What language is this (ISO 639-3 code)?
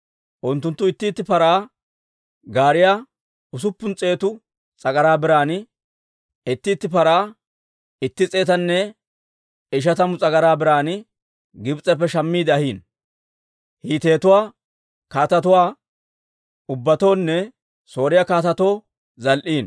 dwr